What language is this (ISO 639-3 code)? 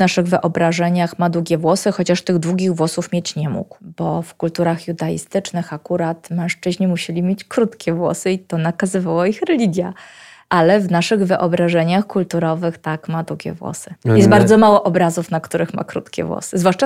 pol